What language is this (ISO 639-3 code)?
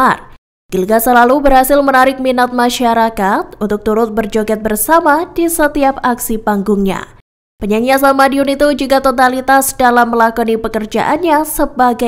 ind